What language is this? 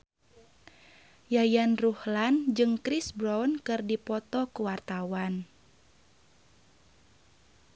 Sundanese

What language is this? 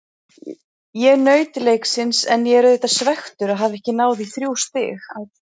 Icelandic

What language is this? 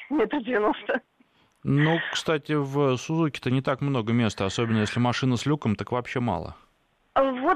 Russian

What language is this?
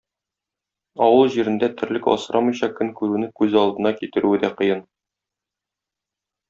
Tatar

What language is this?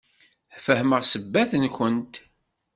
Kabyle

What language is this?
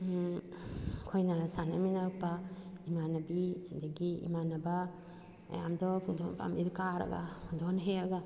Manipuri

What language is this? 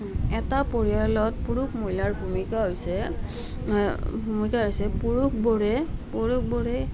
Assamese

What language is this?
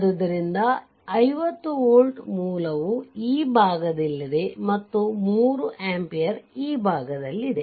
Kannada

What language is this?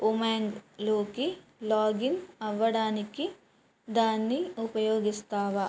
Telugu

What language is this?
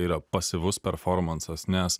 Lithuanian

